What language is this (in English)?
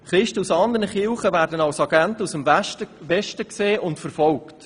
Swiss German